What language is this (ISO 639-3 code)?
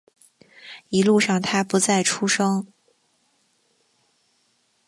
zho